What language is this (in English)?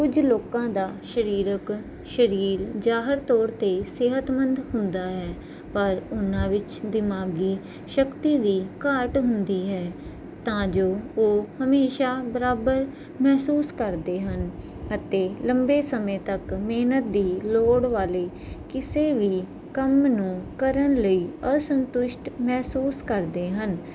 Punjabi